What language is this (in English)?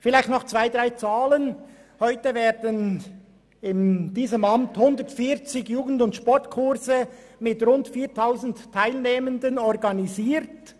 Swiss German